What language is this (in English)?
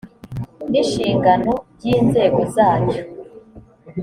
Kinyarwanda